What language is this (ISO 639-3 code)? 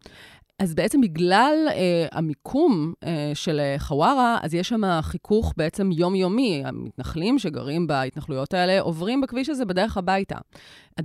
heb